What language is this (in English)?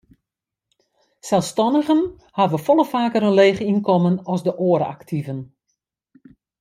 Western Frisian